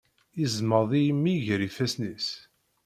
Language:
Kabyle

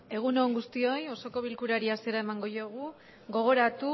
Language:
Basque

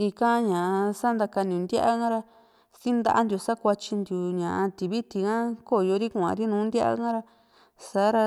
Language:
Juxtlahuaca Mixtec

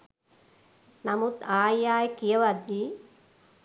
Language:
Sinhala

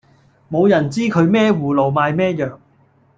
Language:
Cantonese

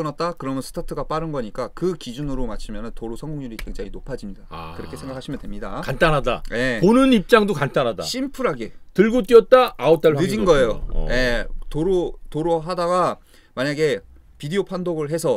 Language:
Korean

